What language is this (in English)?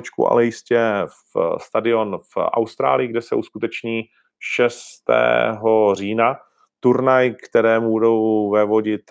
Czech